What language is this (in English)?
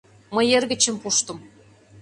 Mari